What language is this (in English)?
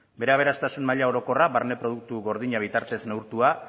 Basque